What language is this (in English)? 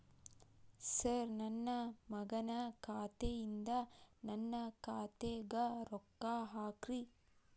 Kannada